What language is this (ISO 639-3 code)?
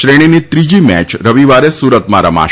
guj